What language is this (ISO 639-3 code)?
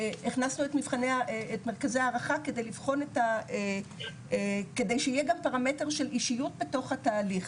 heb